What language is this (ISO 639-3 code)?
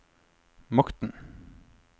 nor